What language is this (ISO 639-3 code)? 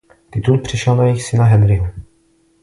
ces